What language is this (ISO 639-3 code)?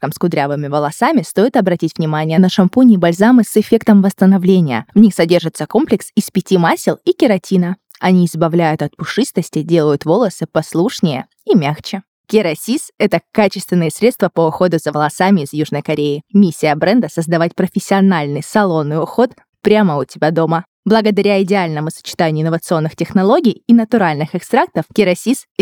rus